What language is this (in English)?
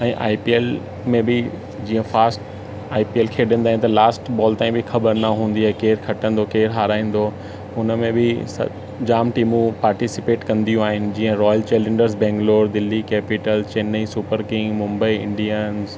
Sindhi